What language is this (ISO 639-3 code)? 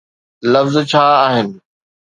snd